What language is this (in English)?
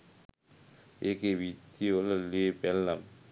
Sinhala